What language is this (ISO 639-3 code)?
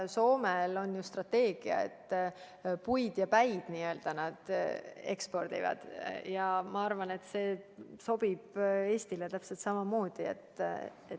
est